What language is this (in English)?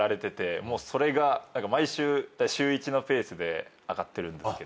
Japanese